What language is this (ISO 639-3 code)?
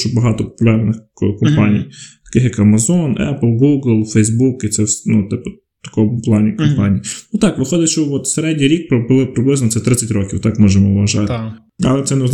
ukr